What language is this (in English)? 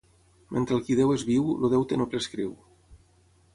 Catalan